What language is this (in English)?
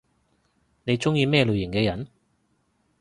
Cantonese